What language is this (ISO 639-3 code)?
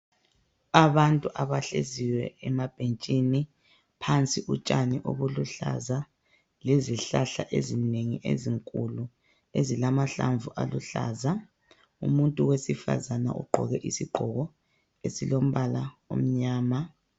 nde